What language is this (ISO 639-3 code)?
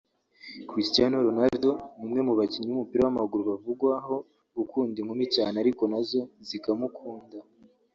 kin